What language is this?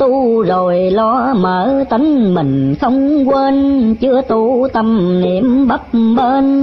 Vietnamese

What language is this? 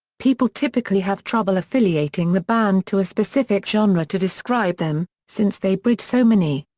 English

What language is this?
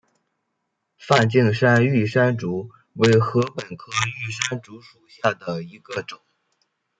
Chinese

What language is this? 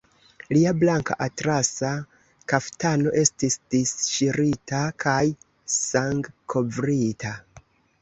Esperanto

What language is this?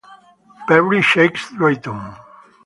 Italian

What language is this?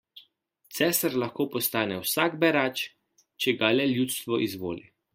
Slovenian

